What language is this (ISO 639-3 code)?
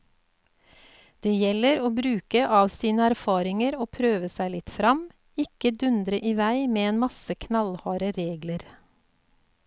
nor